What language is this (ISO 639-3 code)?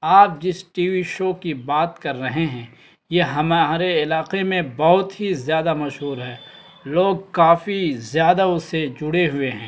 urd